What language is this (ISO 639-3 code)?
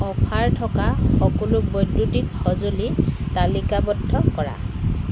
asm